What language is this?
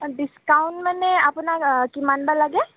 Assamese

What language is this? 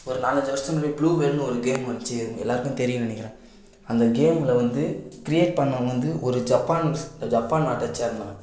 Tamil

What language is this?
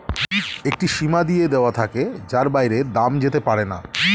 Bangla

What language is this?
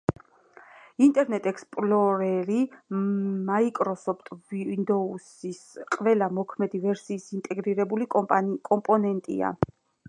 Georgian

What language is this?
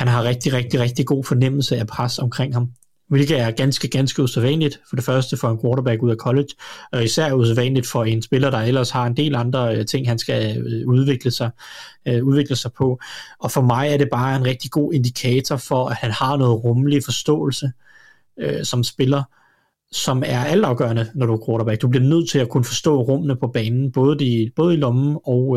Danish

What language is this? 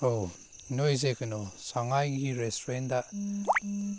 Manipuri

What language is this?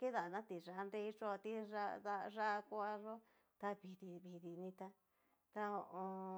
Cacaloxtepec Mixtec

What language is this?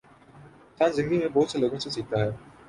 Urdu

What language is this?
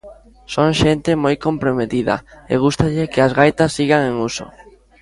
Galician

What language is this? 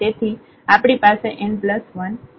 Gujarati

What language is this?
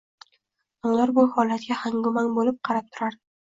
Uzbek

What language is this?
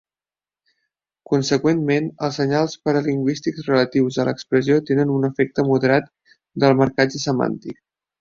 Catalan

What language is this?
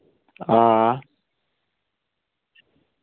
Dogri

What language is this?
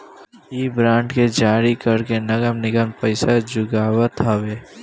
Bhojpuri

